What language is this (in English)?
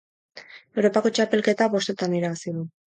Basque